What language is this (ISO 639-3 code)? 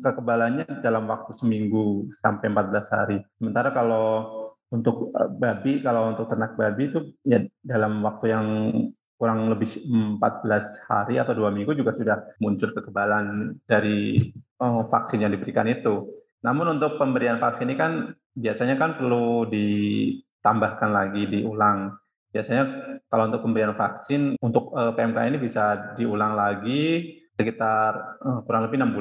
ind